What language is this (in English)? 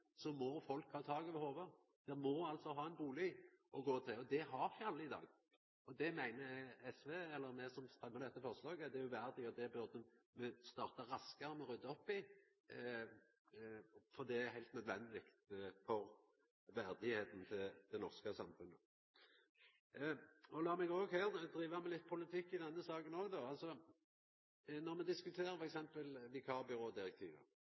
Norwegian Nynorsk